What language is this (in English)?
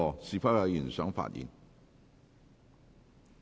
Cantonese